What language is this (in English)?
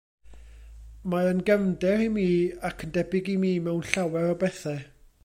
Welsh